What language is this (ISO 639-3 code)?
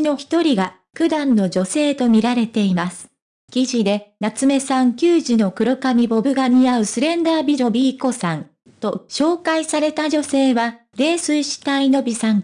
jpn